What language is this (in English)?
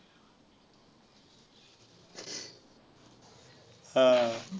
Marathi